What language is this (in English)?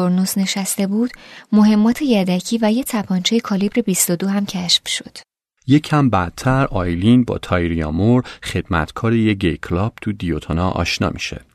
Persian